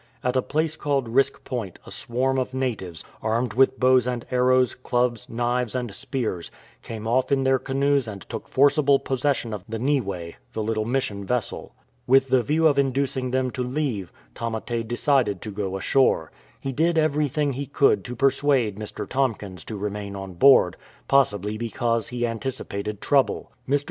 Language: English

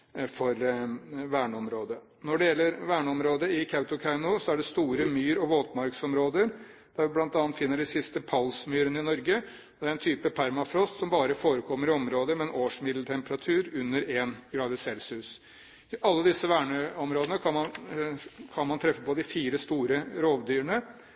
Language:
Norwegian Bokmål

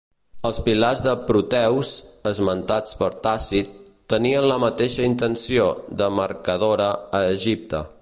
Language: Catalan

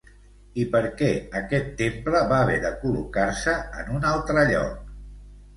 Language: Catalan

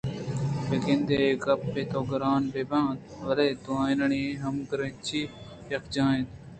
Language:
Eastern Balochi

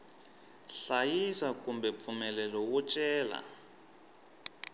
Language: Tsonga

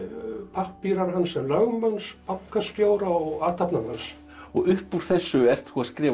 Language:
Icelandic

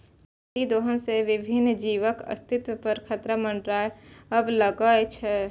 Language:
Maithili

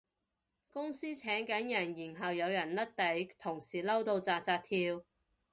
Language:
Cantonese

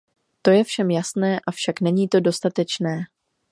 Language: Czech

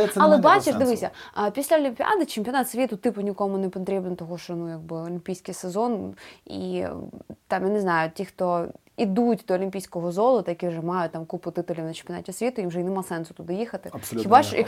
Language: Ukrainian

